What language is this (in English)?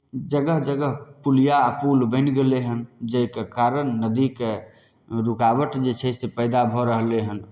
Maithili